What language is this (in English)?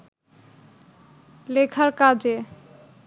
Bangla